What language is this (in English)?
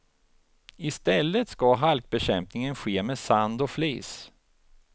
Swedish